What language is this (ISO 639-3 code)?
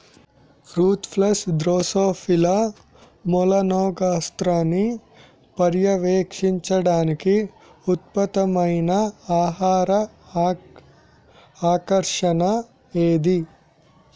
tel